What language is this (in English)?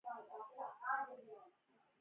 Pashto